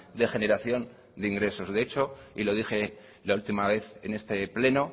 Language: Spanish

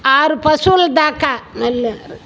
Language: Telugu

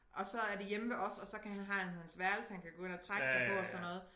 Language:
Danish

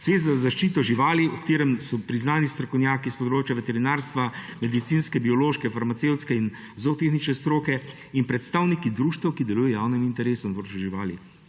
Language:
Slovenian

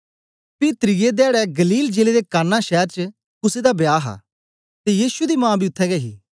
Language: Dogri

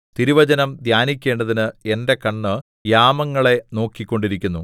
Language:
Malayalam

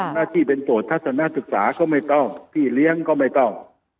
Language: Thai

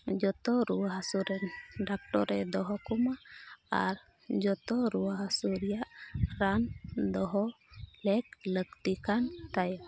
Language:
Santali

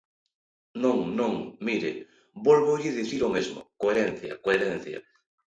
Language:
Galician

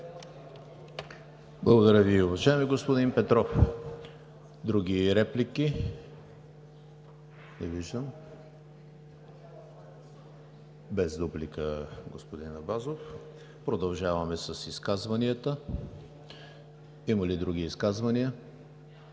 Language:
Bulgarian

